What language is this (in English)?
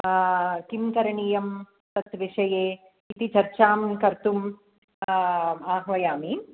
Sanskrit